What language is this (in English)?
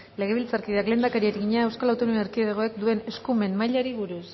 Basque